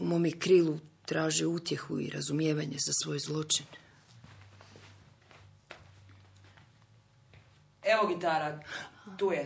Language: Croatian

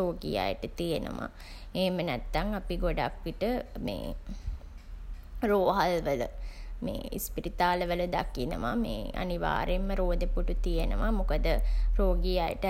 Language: Sinhala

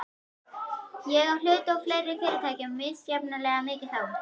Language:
Icelandic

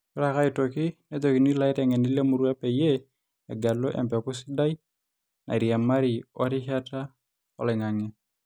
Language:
Masai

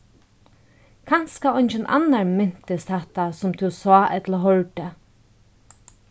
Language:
Faroese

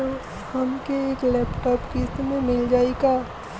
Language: Bhojpuri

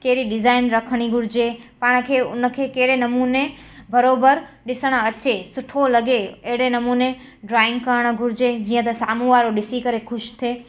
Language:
Sindhi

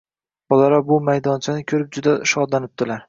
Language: Uzbek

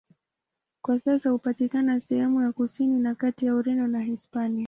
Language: Swahili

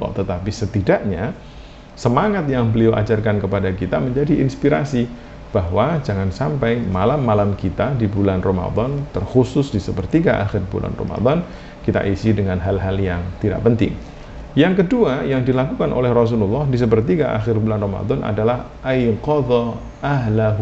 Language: Indonesian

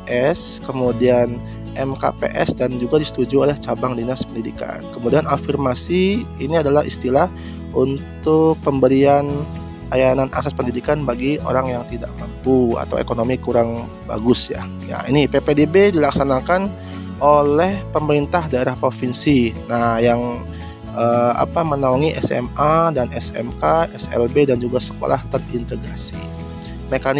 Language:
Indonesian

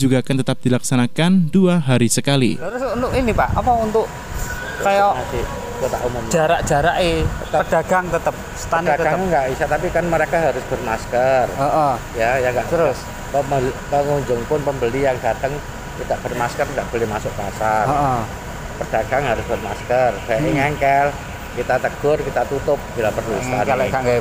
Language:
Indonesian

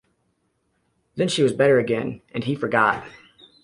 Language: English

